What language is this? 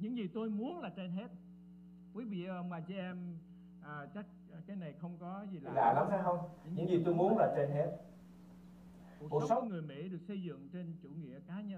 Vietnamese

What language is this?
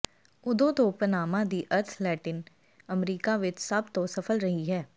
Punjabi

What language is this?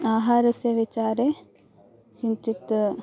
Sanskrit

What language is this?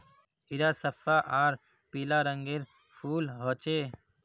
Magahi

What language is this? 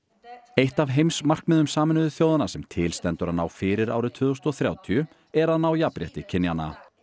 Icelandic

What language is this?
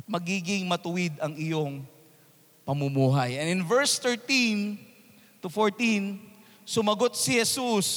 Filipino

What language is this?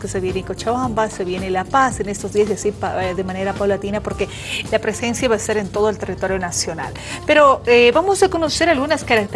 Spanish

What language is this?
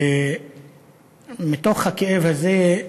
Hebrew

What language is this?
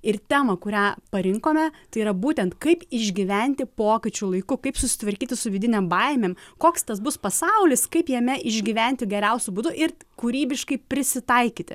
Lithuanian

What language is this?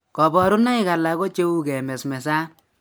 Kalenjin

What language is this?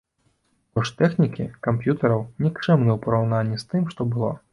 Belarusian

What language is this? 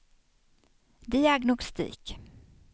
Swedish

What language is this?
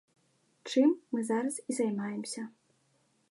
Belarusian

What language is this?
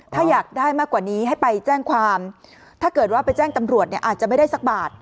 Thai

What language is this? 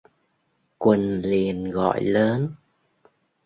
Vietnamese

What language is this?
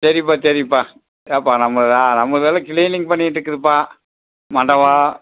Tamil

